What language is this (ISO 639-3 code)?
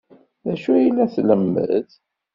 kab